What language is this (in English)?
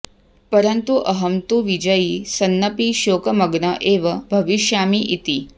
Sanskrit